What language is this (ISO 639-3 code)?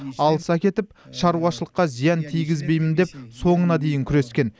kaz